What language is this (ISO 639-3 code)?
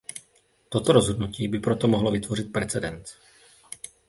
ces